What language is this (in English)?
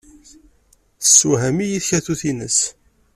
Kabyle